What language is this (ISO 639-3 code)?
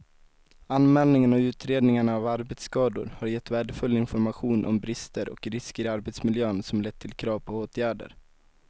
swe